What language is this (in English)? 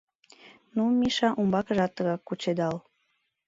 Mari